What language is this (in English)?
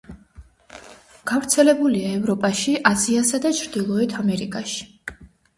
Georgian